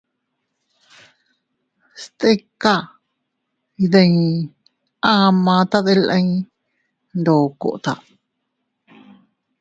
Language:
Teutila Cuicatec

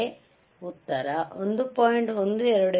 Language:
Kannada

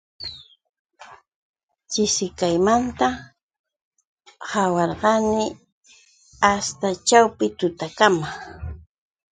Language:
Yauyos Quechua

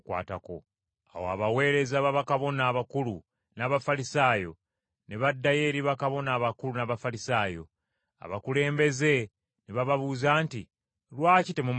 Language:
Ganda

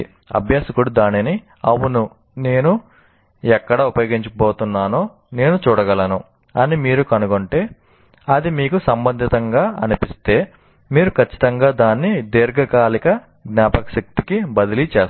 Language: Telugu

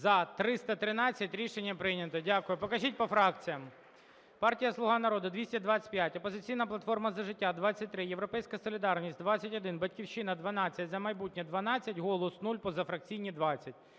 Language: Ukrainian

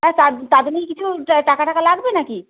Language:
Bangla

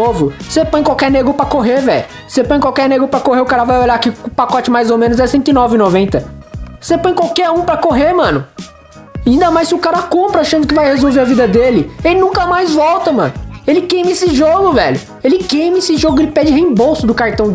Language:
Portuguese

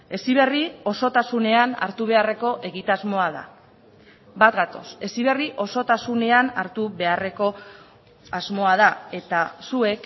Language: Basque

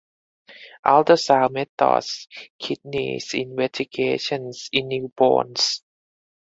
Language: English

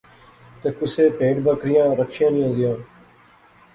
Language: Pahari-Potwari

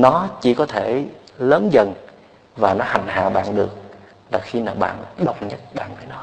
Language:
Vietnamese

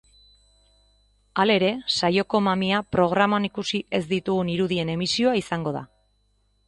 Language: Basque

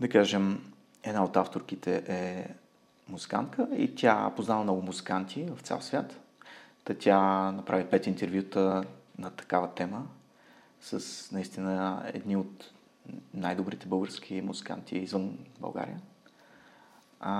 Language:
Bulgarian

